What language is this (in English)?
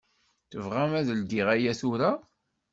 Kabyle